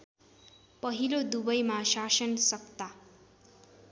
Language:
Nepali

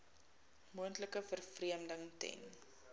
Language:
Afrikaans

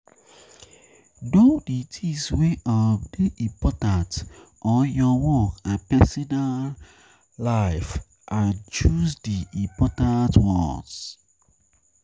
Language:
Nigerian Pidgin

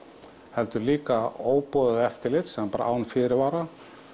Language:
Icelandic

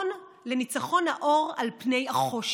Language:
Hebrew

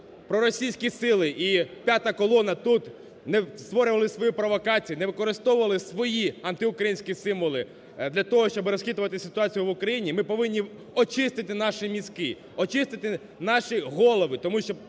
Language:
Ukrainian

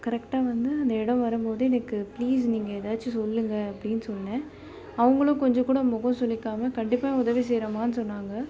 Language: Tamil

